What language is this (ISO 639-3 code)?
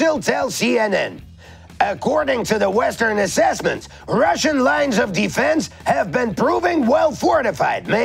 eng